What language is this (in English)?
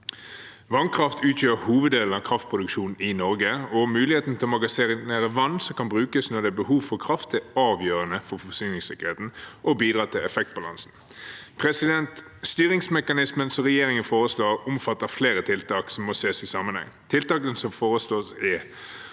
Norwegian